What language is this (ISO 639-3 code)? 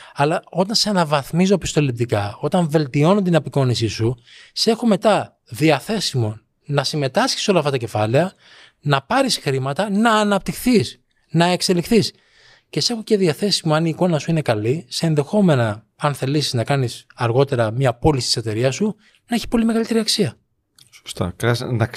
ell